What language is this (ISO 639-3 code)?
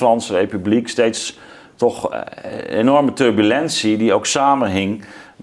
nld